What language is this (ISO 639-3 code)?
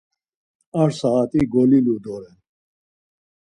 lzz